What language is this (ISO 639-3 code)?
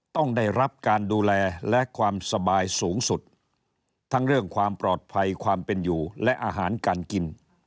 tha